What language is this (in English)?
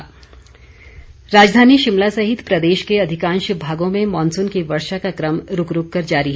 Hindi